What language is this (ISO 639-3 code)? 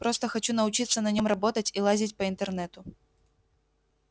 rus